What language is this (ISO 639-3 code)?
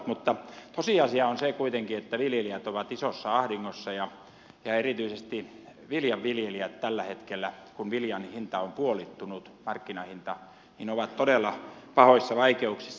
fin